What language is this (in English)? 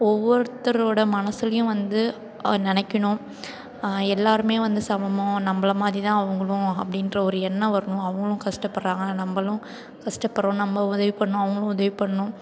Tamil